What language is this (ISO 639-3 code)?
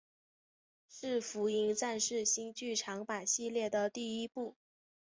zho